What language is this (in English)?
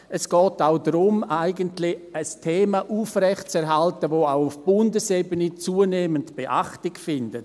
Swiss German